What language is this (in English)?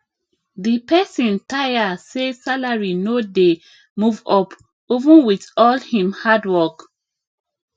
Nigerian Pidgin